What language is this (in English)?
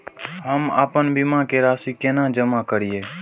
Maithili